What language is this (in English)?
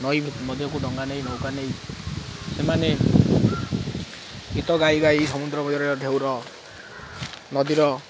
Odia